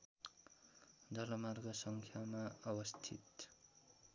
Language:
Nepali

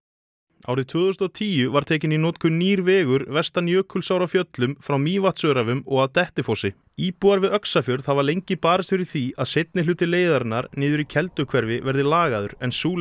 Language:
Icelandic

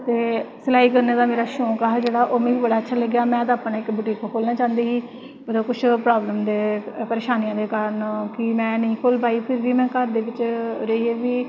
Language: Dogri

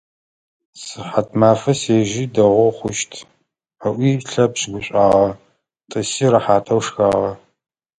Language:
Adyghe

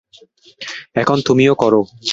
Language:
Bangla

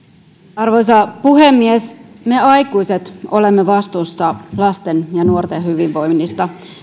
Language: Finnish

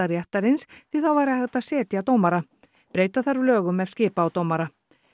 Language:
Icelandic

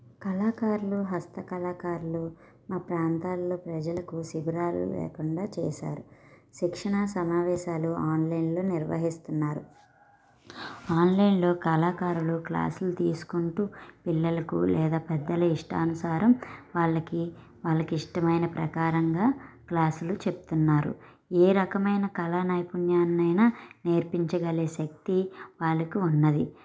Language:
Telugu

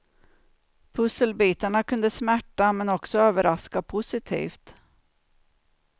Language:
Swedish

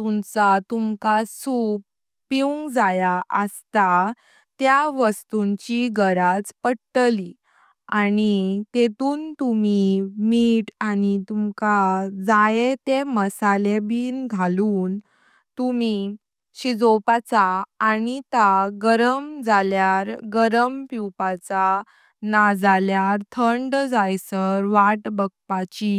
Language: Konkani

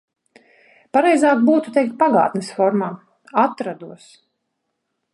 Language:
Latvian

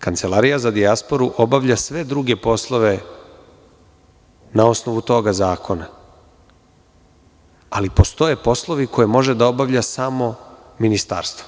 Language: Serbian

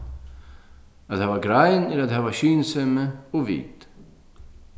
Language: Faroese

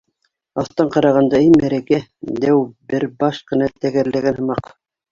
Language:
Bashkir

